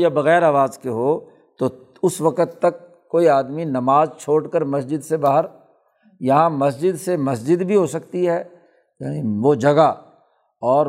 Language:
Urdu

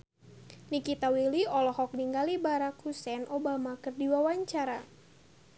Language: Sundanese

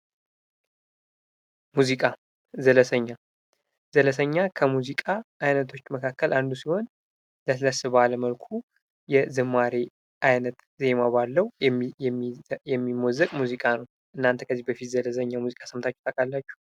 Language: Amharic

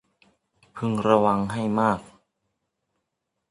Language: Thai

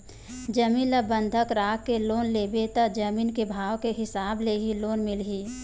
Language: Chhattisgarhi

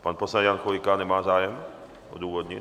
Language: Czech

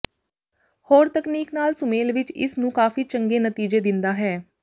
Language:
Punjabi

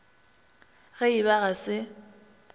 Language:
Northern Sotho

